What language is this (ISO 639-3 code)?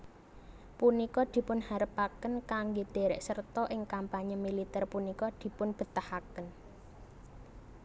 jav